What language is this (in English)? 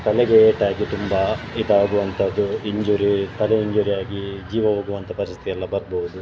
Kannada